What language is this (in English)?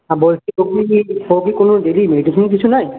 Bangla